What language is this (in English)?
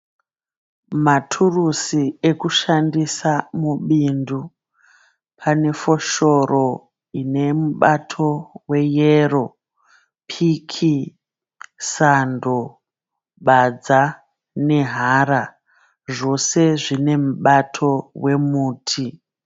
Shona